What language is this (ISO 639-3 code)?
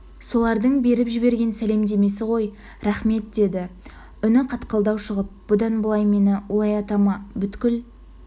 kaz